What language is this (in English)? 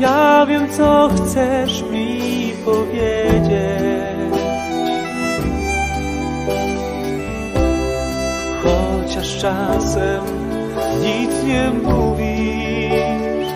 Polish